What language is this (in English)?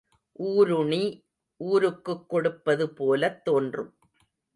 Tamil